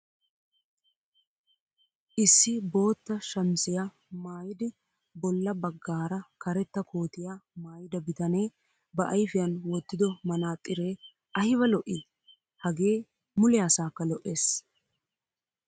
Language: Wolaytta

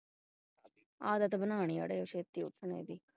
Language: Punjabi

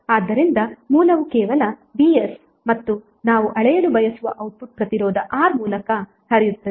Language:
Kannada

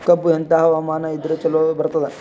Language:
Kannada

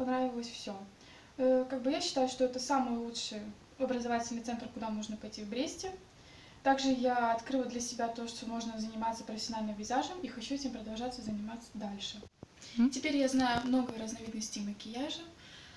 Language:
Russian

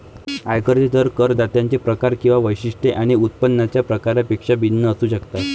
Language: Marathi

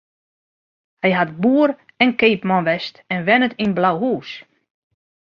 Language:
Western Frisian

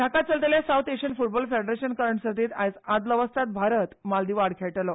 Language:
Konkani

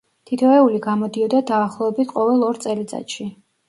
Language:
Georgian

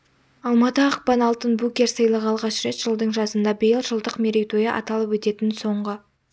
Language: Kazakh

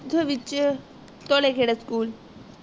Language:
Punjabi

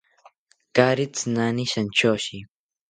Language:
South Ucayali Ashéninka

